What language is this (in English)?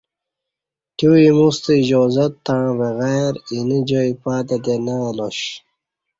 Kati